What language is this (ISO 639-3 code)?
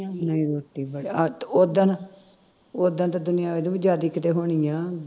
pan